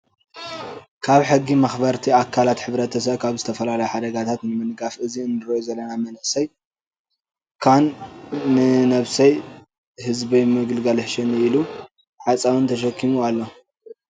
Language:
Tigrinya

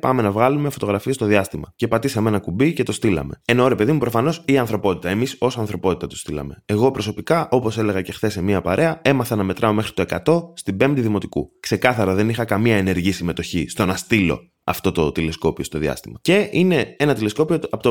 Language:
Greek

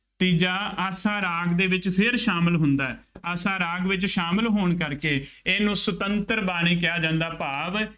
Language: Punjabi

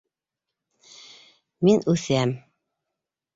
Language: Bashkir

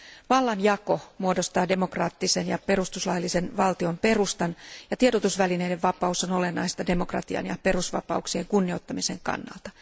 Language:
Finnish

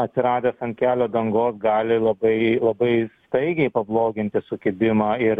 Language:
Lithuanian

